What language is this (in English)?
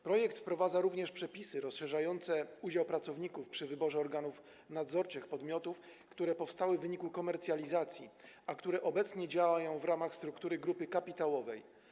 Polish